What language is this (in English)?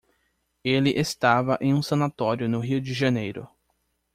Portuguese